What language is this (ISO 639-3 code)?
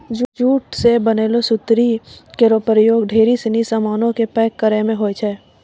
mai